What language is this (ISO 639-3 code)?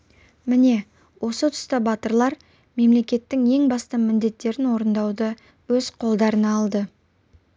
kaz